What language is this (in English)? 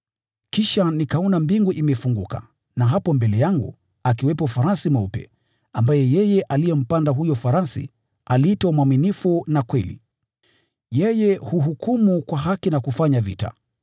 Swahili